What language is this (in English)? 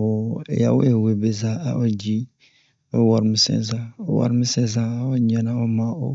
Bomu